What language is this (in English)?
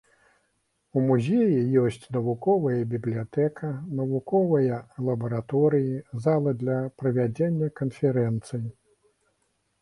Belarusian